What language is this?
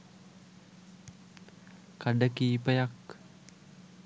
Sinhala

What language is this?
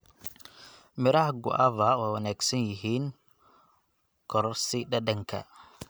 Somali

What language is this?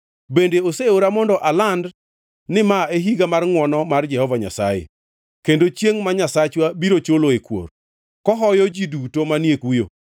Luo (Kenya and Tanzania)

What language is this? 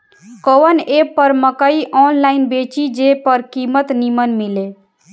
Bhojpuri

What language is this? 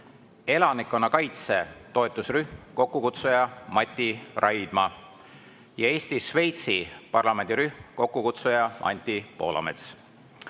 Estonian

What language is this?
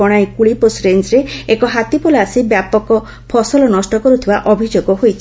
Odia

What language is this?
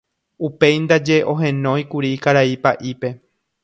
Guarani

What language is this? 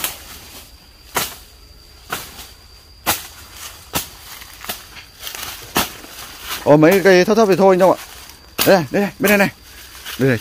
Vietnamese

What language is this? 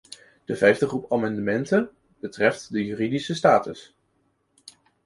Dutch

